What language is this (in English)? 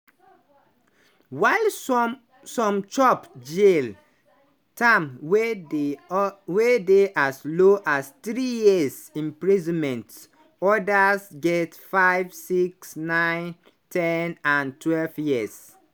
Nigerian Pidgin